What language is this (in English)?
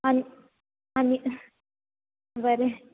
Konkani